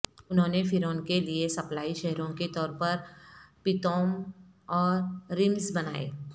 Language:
Urdu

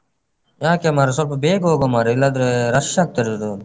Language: Kannada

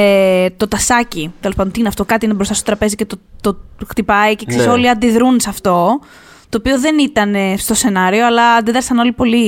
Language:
Greek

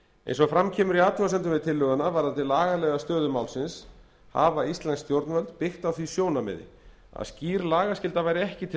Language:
Icelandic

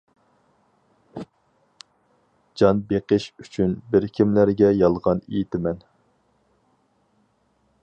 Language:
Uyghur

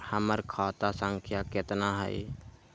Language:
Magahi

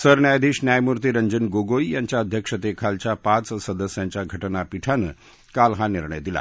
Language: Marathi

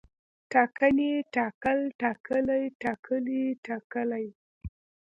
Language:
Pashto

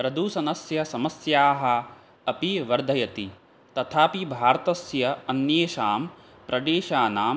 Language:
Sanskrit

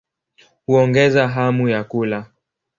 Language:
Swahili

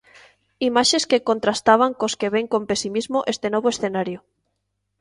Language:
Galician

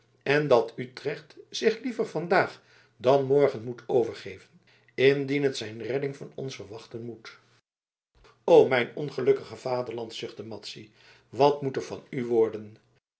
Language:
Dutch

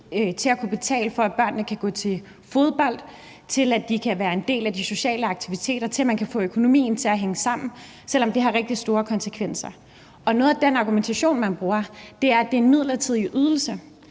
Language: Danish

